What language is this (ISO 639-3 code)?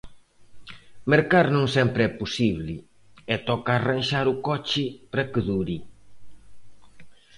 glg